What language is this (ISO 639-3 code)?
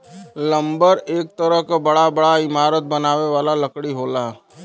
bho